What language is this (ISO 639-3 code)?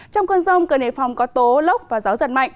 vie